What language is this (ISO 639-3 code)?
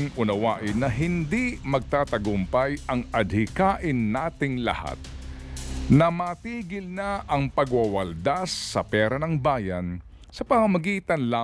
fil